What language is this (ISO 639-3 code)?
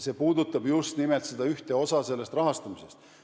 est